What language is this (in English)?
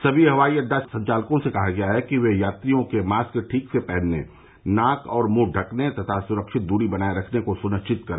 Hindi